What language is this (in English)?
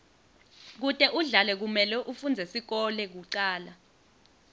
Swati